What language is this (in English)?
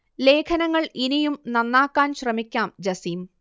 Malayalam